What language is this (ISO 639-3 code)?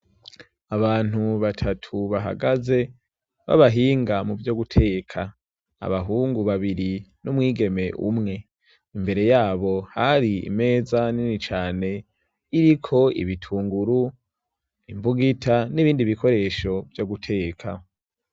run